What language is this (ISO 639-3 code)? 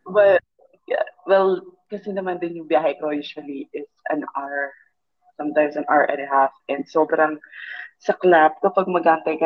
fil